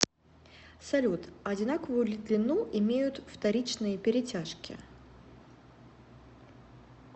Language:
Russian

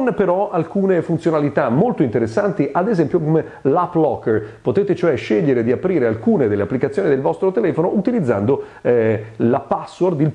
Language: Italian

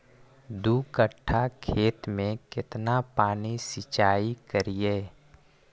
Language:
Magahi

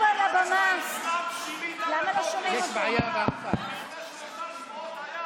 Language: Hebrew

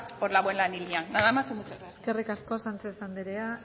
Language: Basque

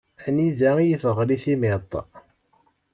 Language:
Kabyle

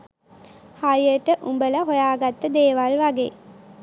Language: Sinhala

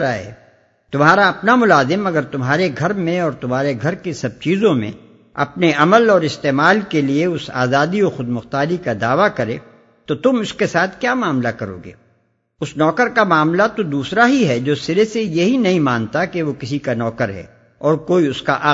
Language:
Urdu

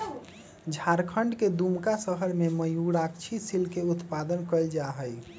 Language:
Magahi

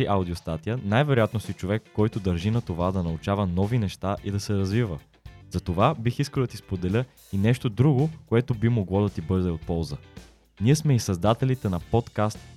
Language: Bulgarian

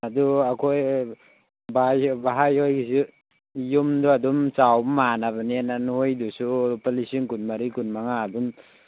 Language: Manipuri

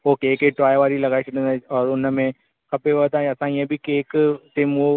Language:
Sindhi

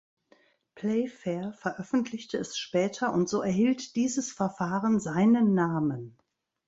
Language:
German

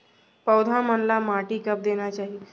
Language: Chhattisgarhi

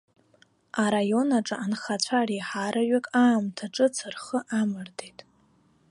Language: Abkhazian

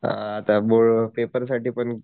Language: Marathi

